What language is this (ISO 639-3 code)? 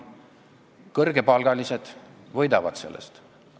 est